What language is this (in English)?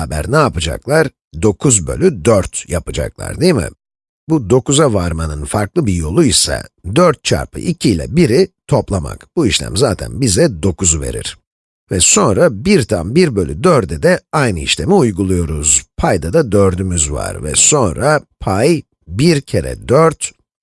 Turkish